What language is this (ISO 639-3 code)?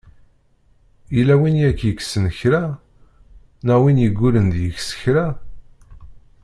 kab